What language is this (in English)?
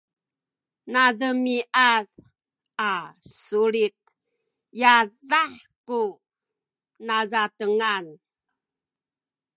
Sakizaya